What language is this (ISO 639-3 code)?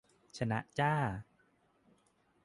tha